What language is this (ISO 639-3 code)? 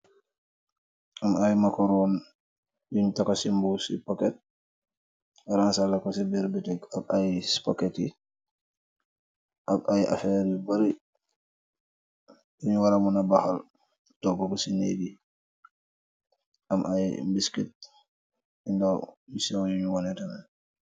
wol